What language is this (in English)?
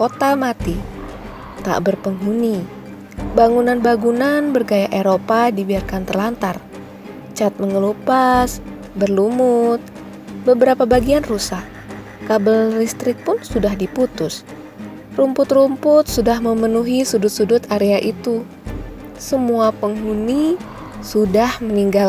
Indonesian